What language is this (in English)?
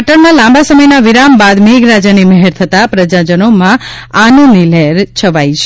Gujarati